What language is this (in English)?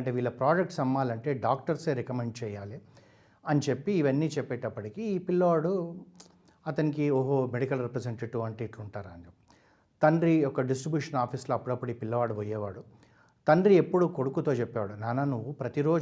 Telugu